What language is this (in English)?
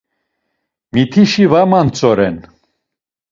Laz